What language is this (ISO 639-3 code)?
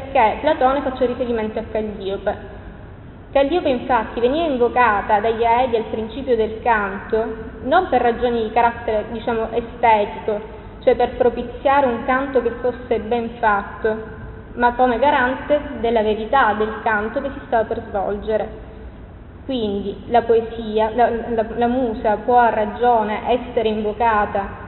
ita